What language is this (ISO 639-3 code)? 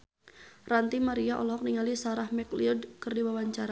sun